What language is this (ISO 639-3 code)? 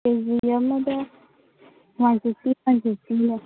mni